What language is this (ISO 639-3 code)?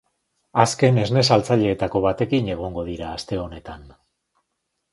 eus